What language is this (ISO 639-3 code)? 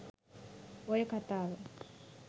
sin